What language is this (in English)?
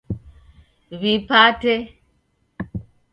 Taita